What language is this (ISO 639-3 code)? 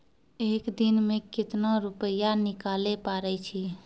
mai